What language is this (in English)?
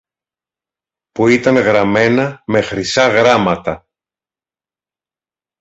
Greek